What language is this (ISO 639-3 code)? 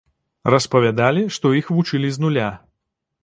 bel